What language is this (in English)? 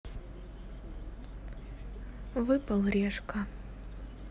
Russian